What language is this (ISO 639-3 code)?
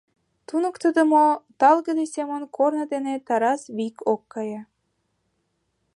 chm